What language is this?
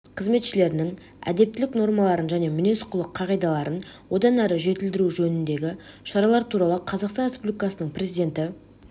Kazakh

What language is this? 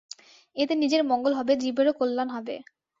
Bangla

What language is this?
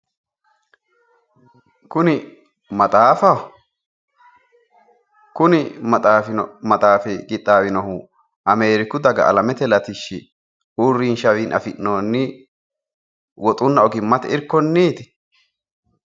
Sidamo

